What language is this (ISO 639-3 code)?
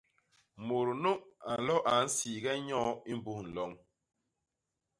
bas